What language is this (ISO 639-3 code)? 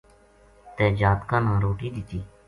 gju